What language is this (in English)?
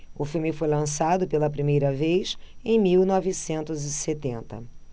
Portuguese